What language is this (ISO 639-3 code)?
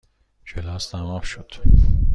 fas